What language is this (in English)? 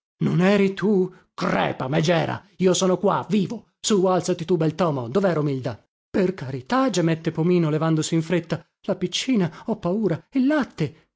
Italian